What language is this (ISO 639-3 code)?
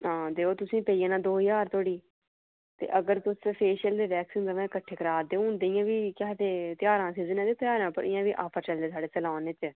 doi